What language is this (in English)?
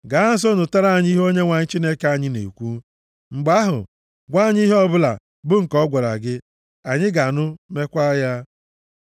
Igbo